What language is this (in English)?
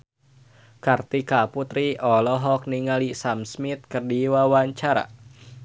Sundanese